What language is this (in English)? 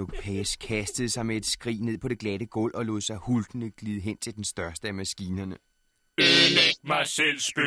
Danish